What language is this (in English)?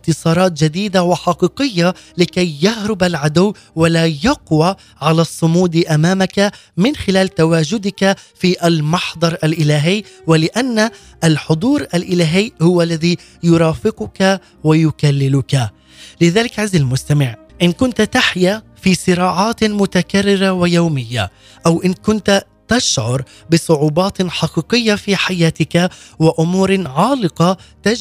Arabic